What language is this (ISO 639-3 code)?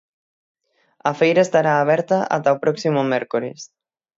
glg